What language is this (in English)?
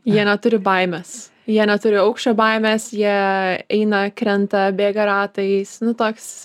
Lithuanian